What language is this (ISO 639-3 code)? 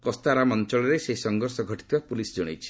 ori